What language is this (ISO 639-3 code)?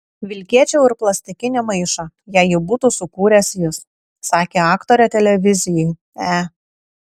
lit